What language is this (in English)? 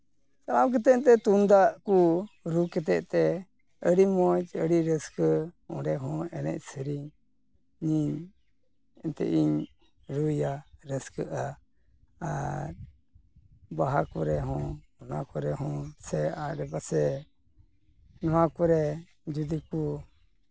Santali